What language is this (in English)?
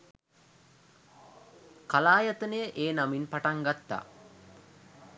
Sinhala